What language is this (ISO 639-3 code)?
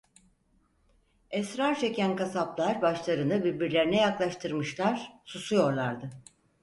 tur